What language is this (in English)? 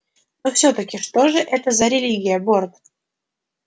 Russian